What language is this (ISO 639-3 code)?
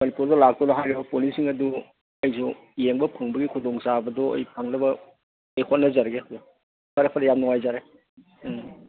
mni